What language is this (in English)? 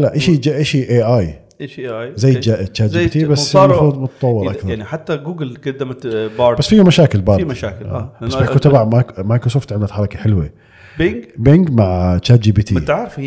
Arabic